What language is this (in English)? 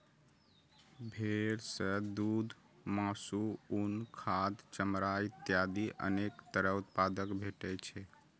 Maithili